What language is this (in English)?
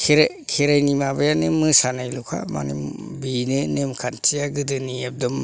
Bodo